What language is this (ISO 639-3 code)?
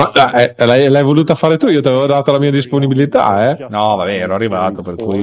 ita